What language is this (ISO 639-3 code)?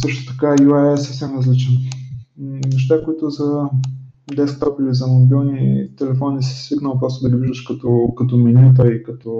bul